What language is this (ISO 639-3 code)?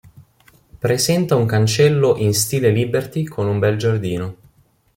ita